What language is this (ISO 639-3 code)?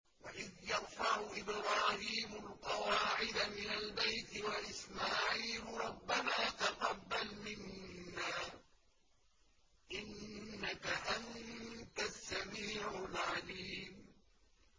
ara